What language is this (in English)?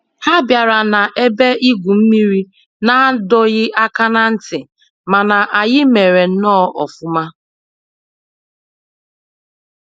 Igbo